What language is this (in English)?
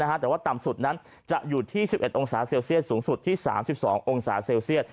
Thai